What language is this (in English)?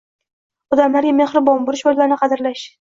Uzbek